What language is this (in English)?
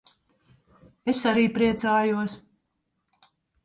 Latvian